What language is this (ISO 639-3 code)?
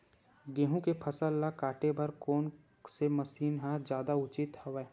hne